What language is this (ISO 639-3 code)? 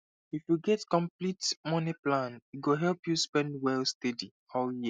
pcm